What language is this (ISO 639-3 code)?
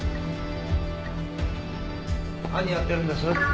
jpn